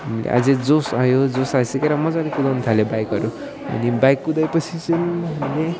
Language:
Nepali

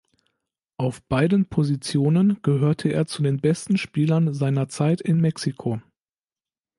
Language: German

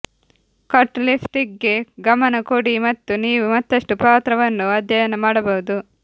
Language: Kannada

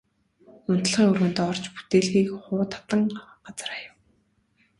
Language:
Mongolian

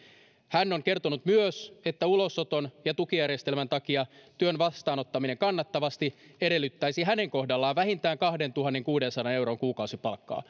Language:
Finnish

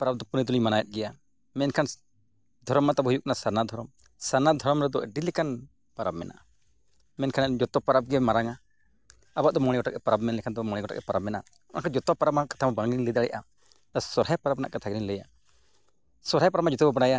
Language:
Santali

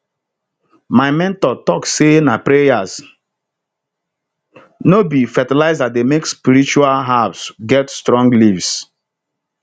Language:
Nigerian Pidgin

